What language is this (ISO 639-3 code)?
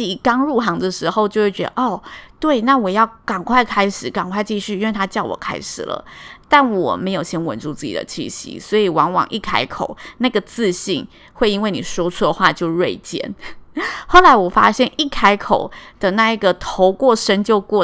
zho